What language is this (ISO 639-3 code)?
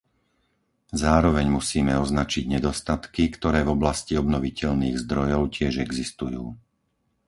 slk